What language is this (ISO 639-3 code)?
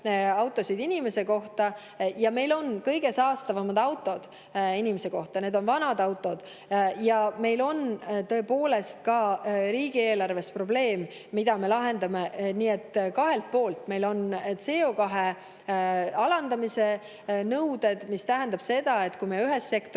est